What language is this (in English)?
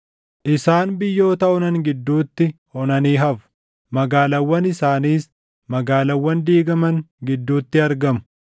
Oromo